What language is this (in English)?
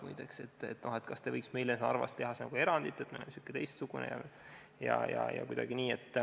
Estonian